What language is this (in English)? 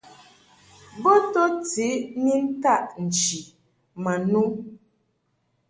Mungaka